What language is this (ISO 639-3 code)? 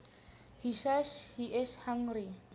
jav